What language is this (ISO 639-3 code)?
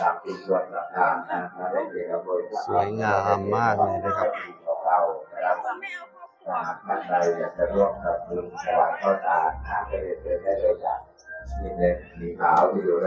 tha